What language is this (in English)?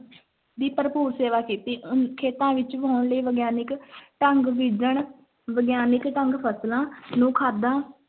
Punjabi